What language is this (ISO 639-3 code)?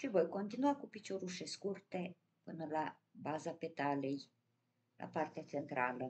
ron